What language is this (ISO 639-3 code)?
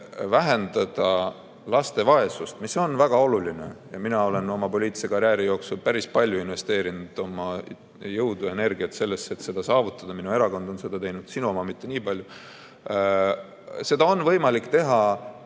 est